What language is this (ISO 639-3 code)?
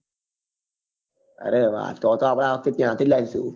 guj